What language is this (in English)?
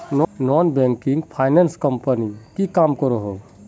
Magahi